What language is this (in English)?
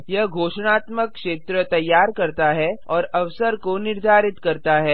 Hindi